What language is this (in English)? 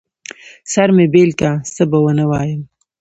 Pashto